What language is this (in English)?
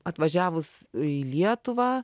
Lithuanian